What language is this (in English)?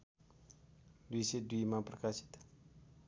Nepali